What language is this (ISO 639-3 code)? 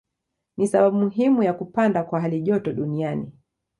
swa